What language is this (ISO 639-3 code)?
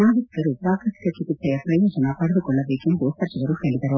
kan